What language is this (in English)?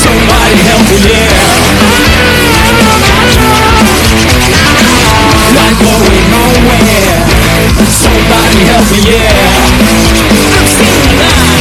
Greek